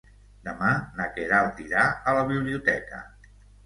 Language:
Catalan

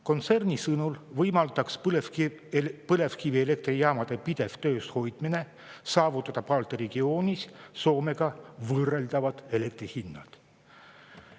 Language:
Estonian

